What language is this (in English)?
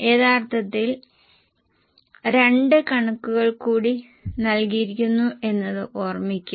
Malayalam